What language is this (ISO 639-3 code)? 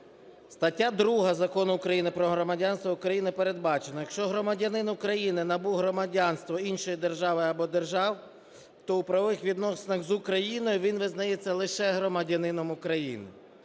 ukr